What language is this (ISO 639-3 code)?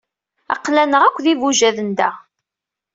kab